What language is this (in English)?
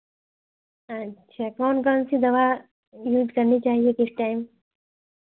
Hindi